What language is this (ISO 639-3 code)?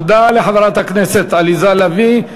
heb